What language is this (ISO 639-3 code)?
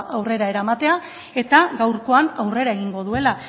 eus